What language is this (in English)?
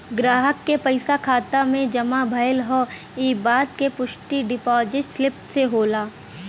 Bhojpuri